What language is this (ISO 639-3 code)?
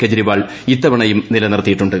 mal